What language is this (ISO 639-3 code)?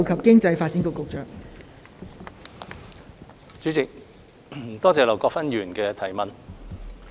yue